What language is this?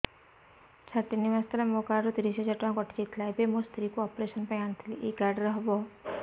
Odia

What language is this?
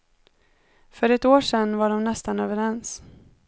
Swedish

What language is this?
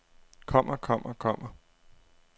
Danish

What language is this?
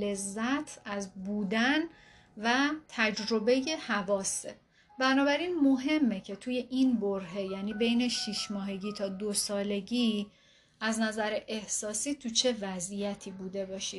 Persian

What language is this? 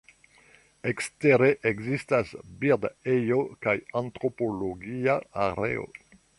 Esperanto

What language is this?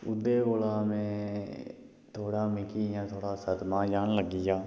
Dogri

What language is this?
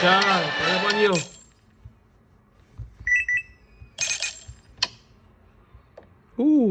Vietnamese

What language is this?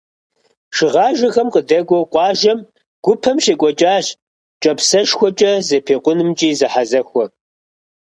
Kabardian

